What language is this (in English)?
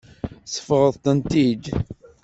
Kabyle